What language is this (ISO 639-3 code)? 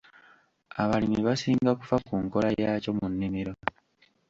lug